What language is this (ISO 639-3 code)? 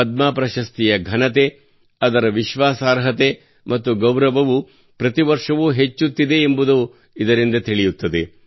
kan